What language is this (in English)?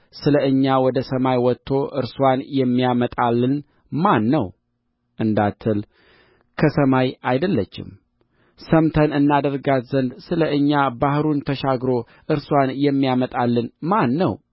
Amharic